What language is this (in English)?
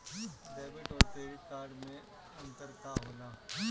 Bhojpuri